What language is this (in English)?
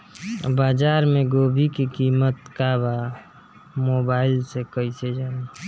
Bhojpuri